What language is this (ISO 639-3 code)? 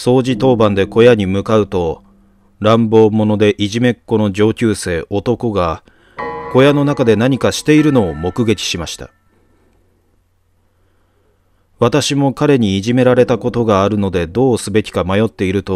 jpn